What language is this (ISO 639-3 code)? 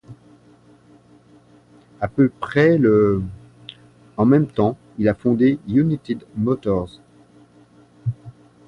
fra